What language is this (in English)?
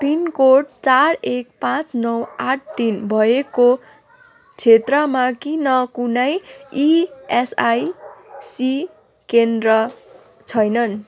Nepali